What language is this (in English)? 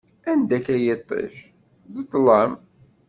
Kabyle